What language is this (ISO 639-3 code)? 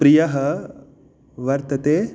san